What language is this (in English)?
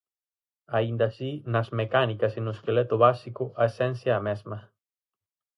Galician